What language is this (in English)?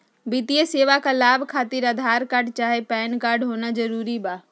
Magahi